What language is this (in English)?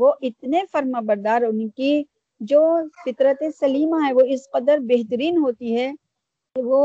Urdu